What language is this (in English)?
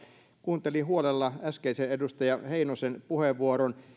Finnish